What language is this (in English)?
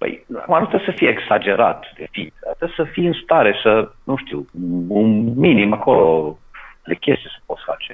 Romanian